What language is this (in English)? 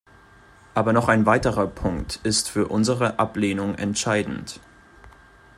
German